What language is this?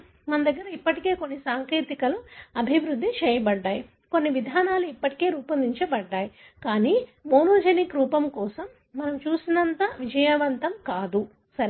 Telugu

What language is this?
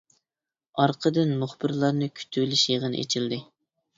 Uyghur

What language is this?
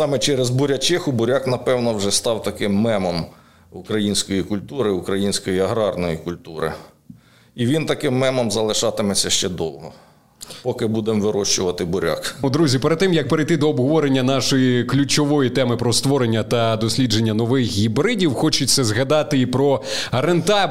Ukrainian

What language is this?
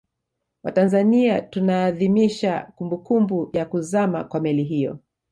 Swahili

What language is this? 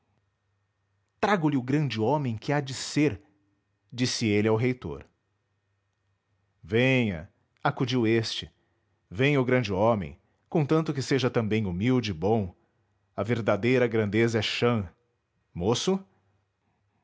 Portuguese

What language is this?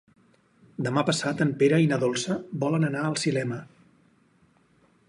Catalan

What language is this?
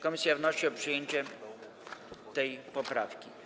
Polish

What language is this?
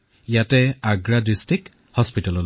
Assamese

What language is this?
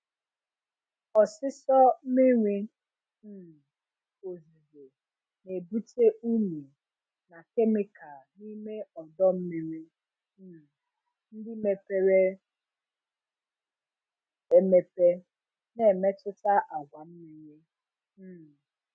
Igbo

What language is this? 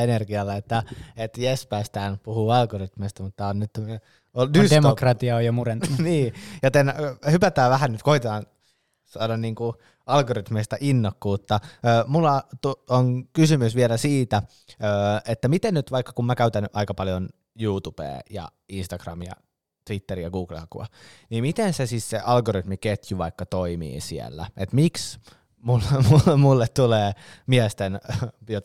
Finnish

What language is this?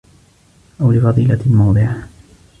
Arabic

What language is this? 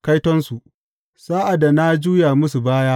Hausa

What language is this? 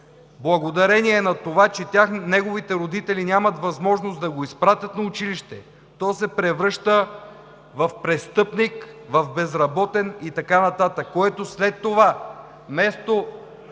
Bulgarian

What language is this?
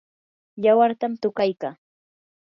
Yanahuanca Pasco Quechua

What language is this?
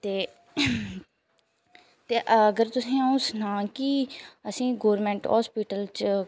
Dogri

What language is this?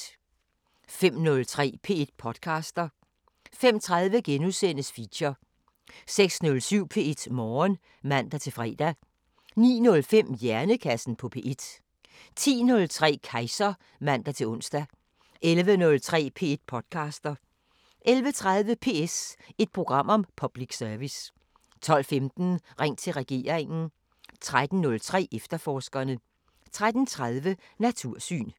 Danish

